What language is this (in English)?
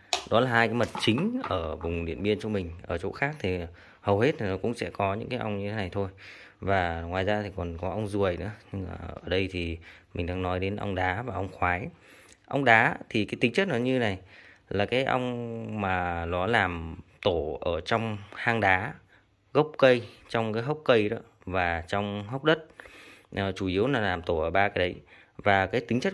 Vietnamese